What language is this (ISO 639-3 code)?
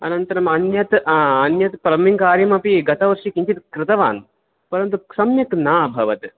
san